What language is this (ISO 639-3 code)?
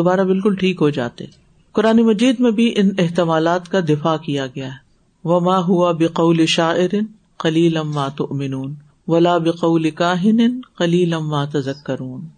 urd